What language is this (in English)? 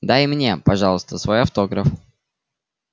Russian